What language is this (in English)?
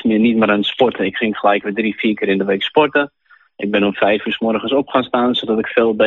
Dutch